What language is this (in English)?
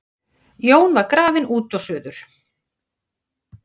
Icelandic